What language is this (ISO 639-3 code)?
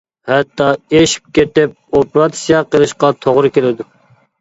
uig